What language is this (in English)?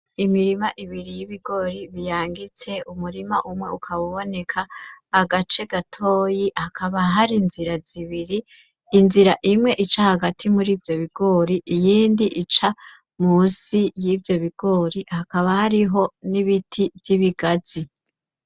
Rundi